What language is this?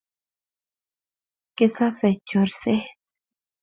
Kalenjin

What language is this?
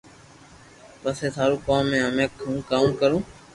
Loarki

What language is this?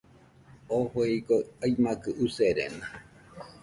Nüpode Huitoto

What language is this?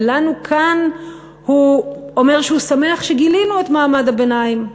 Hebrew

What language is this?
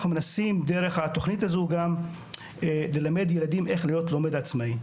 Hebrew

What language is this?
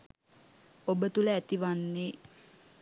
Sinhala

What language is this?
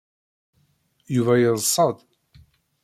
Kabyle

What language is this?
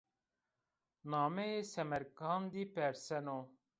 Zaza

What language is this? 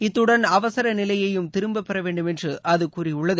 Tamil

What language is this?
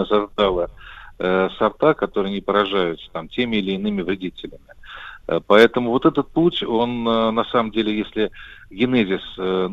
Russian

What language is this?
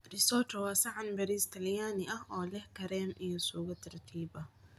Somali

